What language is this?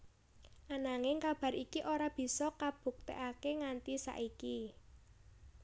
Javanese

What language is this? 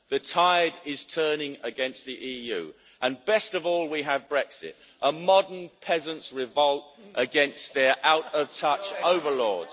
English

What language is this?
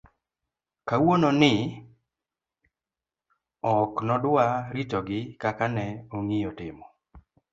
Luo (Kenya and Tanzania)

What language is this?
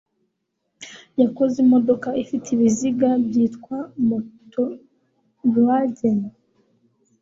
Kinyarwanda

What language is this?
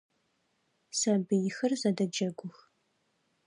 Adyghe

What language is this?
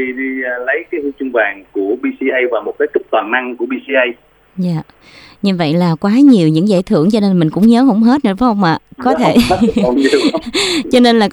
Vietnamese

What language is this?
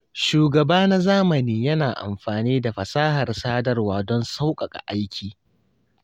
Hausa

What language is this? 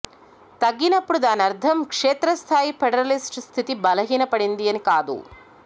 Telugu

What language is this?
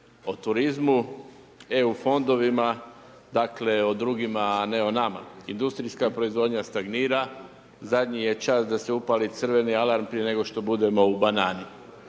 Croatian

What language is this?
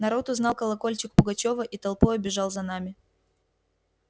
Russian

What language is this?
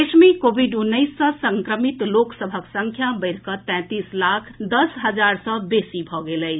Maithili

